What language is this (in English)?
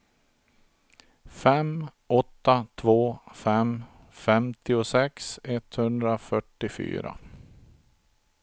Swedish